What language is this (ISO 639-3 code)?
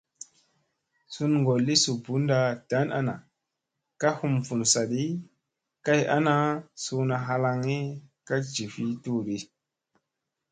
mse